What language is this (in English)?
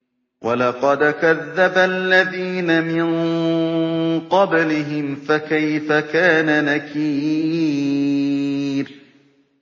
Arabic